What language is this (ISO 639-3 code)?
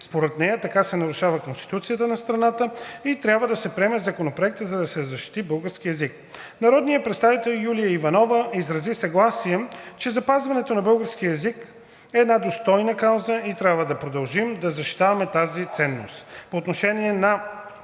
bul